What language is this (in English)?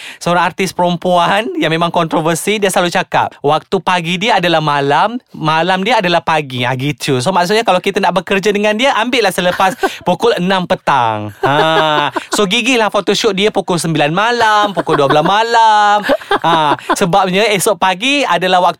Malay